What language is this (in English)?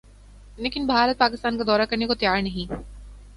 Urdu